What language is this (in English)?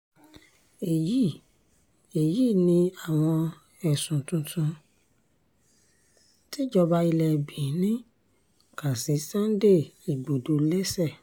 Yoruba